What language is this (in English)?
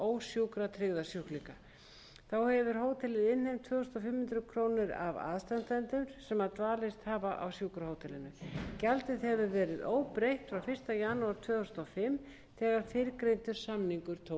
Icelandic